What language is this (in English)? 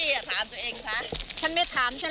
Thai